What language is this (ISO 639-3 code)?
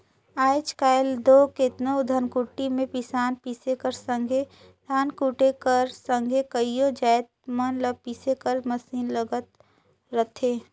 hne